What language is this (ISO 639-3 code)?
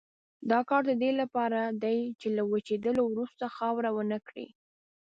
pus